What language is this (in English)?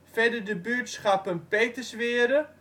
Dutch